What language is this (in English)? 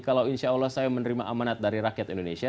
Indonesian